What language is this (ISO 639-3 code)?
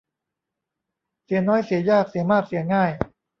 tha